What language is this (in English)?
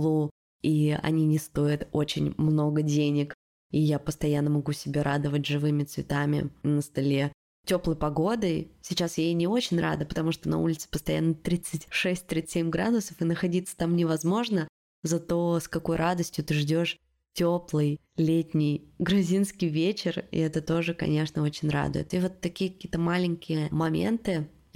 Russian